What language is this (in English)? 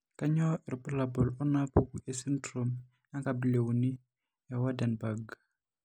Masai